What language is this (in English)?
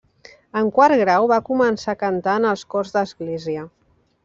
Catalan